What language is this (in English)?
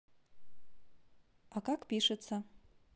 Russian